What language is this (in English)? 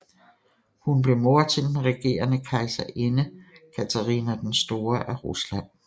Danish